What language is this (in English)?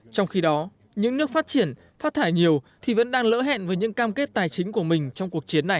Vietnamese